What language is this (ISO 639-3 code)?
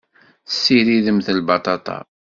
kab